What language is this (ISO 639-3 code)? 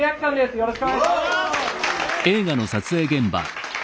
jpn